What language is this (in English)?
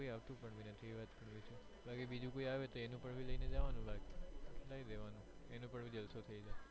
Gujarati